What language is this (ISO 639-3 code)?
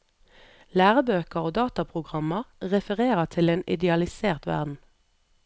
nor